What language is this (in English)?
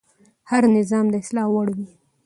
Pashto